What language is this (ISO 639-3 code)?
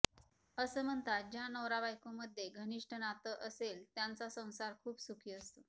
mar